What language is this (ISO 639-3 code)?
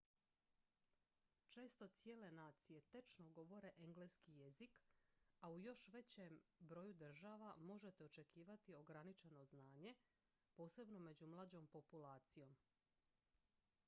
hrv